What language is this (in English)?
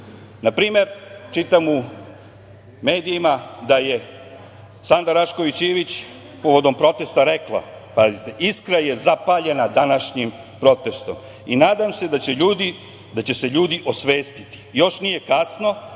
Serbian